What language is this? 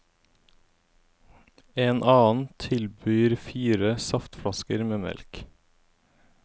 Norwegian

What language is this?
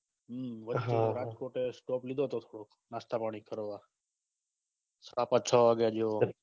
Gujarati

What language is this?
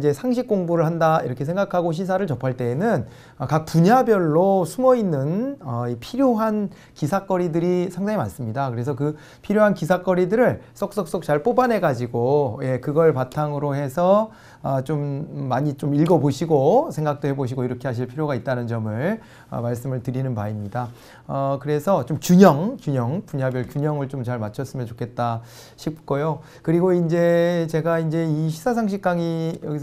Korean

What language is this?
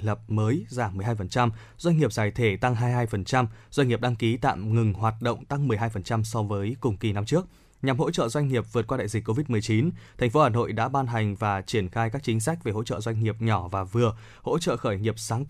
Vietnamese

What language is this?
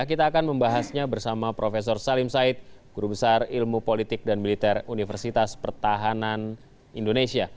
Indonesian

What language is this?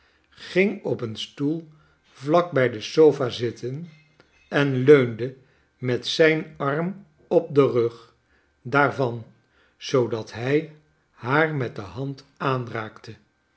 Dutch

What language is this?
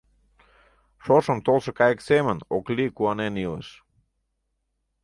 Mari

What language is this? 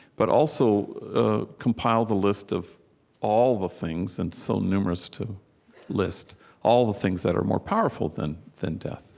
English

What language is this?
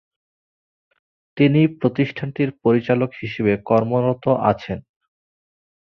Bangla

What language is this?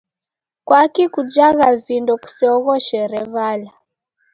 Taita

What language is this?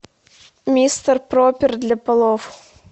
Russian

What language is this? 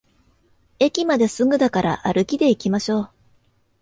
Japanese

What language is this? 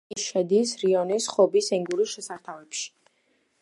Georgian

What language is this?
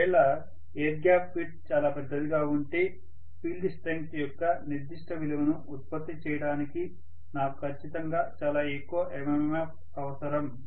Telugu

